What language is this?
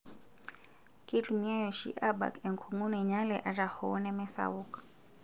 Masai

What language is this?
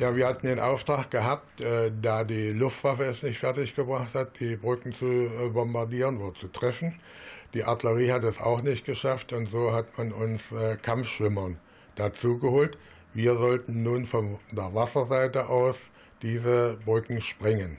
German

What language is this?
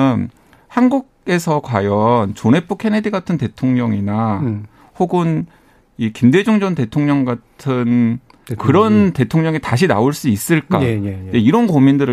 Korean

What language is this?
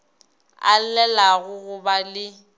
Northern Sotho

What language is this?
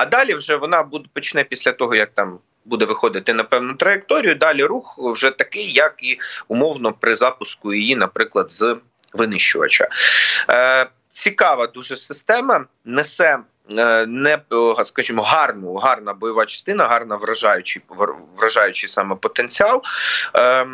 Ukrainian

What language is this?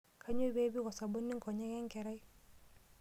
Masai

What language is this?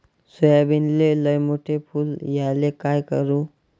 Marathi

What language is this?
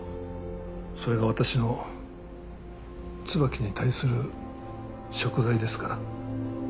Japanese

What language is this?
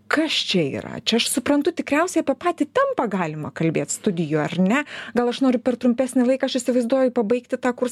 Lithuanian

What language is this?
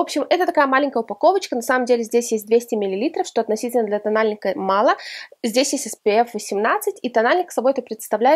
Russian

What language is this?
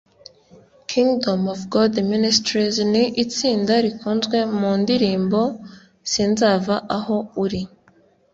Kinyarwanda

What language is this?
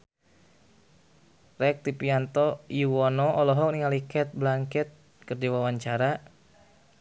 Sundanese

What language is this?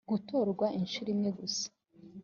Kinyarwanda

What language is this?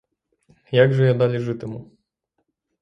Ukrainian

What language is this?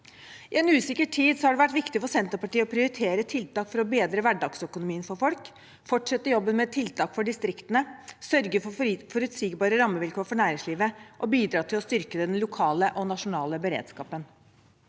Norwegian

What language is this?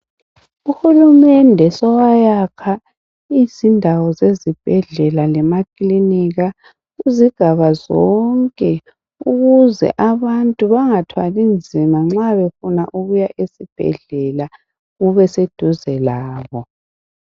North Ndebele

